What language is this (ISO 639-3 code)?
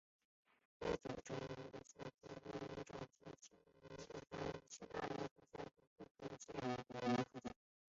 zho